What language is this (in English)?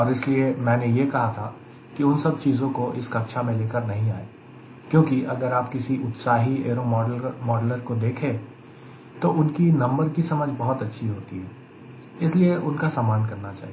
Hindi